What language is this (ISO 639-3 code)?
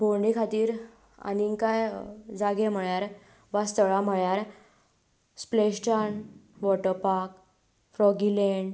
kok